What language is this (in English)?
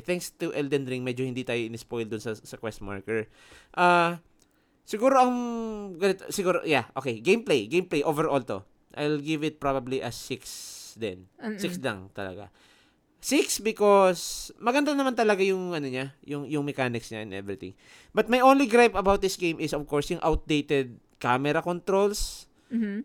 Filipino